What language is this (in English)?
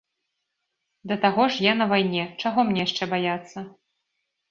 Belarusian